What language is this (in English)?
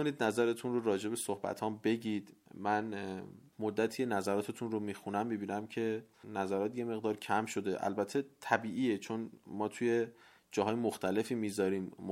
Persian